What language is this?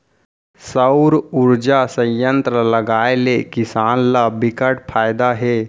Chhattisgarhi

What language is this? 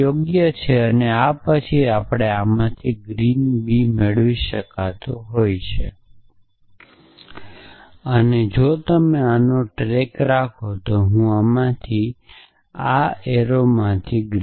Gujarati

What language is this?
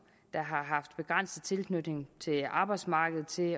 Danish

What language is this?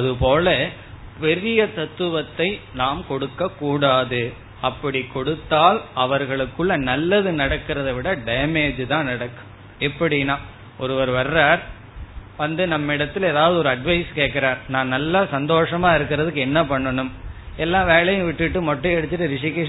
Tamil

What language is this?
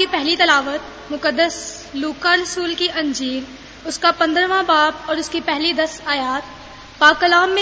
Hindi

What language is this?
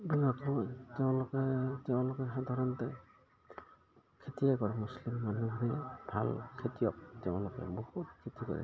Assamese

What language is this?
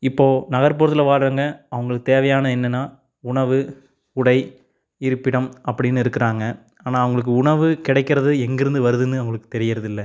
Tamil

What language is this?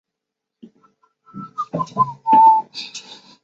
Chinese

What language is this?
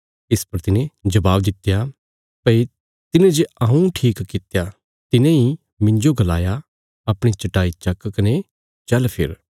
Bilaspuri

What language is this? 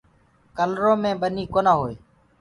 Gurgula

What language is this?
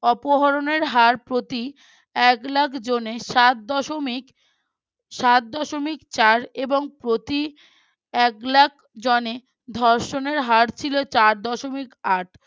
Bangla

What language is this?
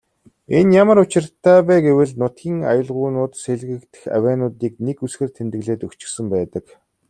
Mongolian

